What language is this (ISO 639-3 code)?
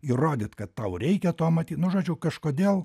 lit